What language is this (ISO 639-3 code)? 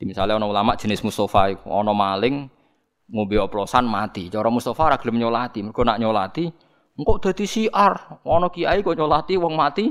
ind